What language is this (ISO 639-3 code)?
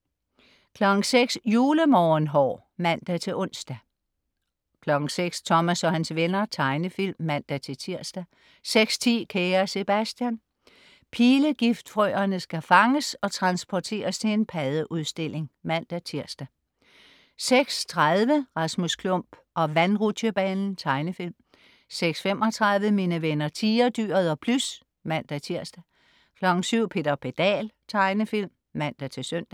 dan